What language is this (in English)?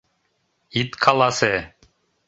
Mari